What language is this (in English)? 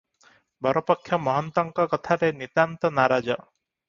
Odia